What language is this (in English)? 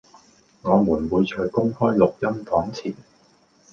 Cantonese